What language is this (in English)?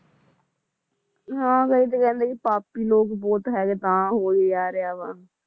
Punjabi